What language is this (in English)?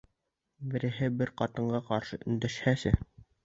Bashkir